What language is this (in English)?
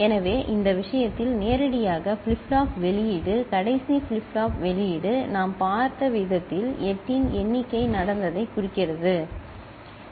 Tamil